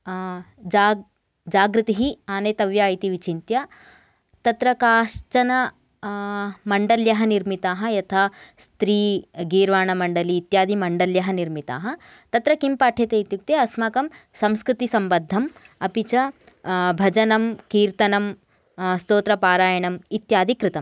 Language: Sanskrit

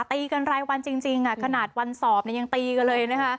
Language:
Thai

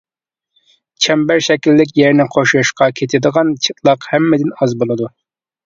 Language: Uyghur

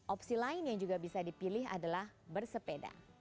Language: Indonesian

